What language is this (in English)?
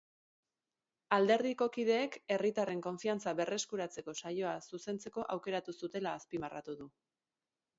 Basque